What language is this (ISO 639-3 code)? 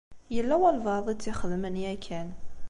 kab